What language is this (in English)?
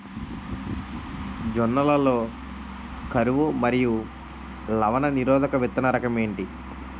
Telugu